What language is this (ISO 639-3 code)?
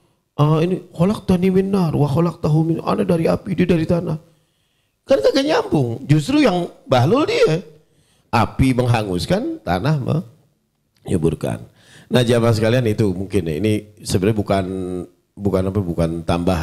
ind